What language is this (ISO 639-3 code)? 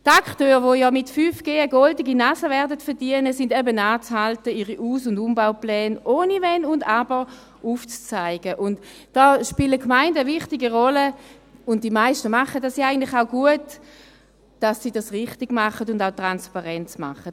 gsw